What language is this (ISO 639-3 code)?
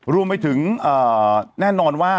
tha